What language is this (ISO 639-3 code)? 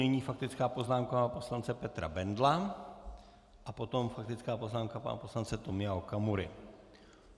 ces